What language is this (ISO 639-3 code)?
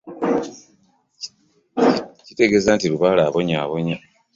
lug